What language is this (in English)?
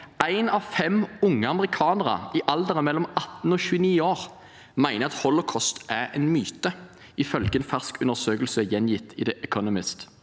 Norwegian